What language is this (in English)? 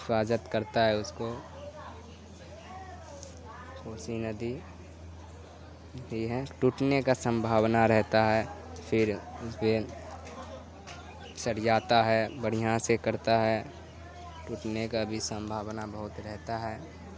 Urdu